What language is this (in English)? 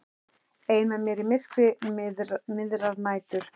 Icelandic